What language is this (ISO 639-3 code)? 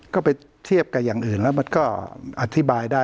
tha